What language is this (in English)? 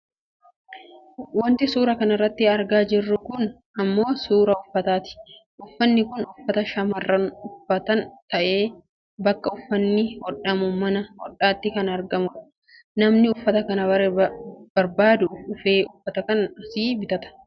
Oromo